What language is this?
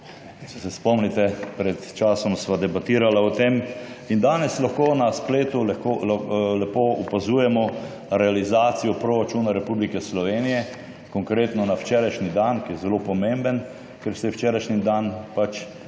Slovenian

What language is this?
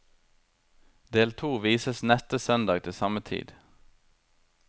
Norwegian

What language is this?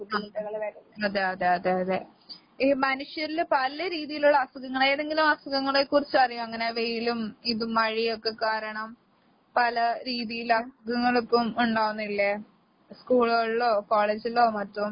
Malayalam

